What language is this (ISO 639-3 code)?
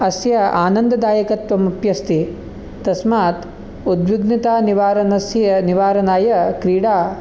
san